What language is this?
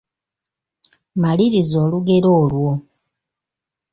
Ganda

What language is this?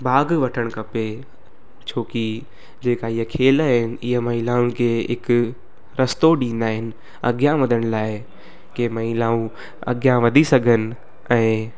Sindhi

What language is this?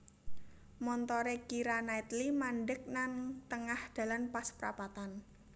Javanese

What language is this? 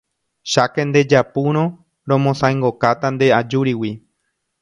Guarani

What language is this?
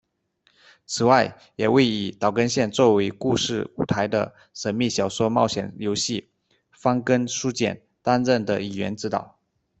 Chinese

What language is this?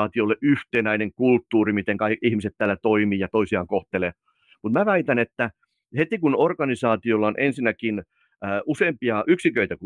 Finnish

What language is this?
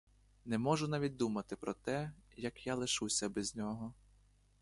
Ukrainian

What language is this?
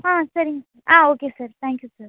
Tamil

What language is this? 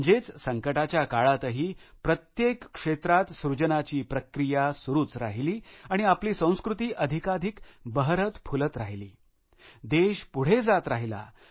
Marathi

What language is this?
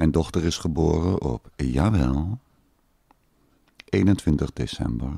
Dutch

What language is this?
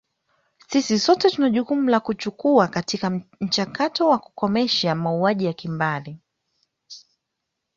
Swahili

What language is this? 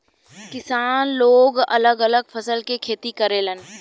Bhojpuri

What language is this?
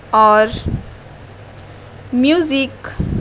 Urdu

